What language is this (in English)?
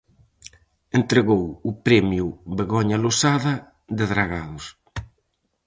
Galician